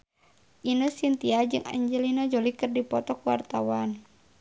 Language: Sundanese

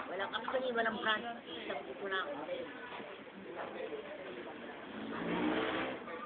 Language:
Filipino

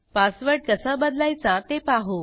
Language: Marathi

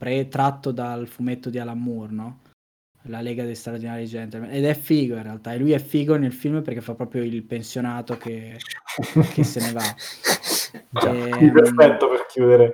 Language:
Italian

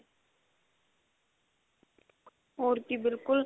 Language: Punjabi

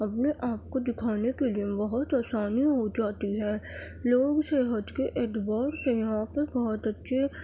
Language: Urdu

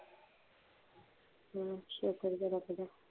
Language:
Punjabi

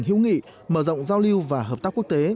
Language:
Vietnamese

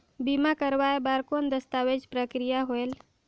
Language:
Chhattisgarhi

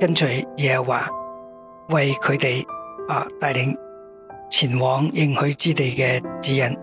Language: Chinese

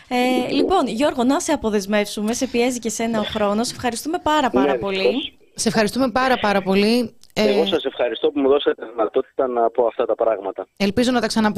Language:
Greek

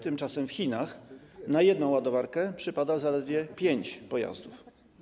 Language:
Polish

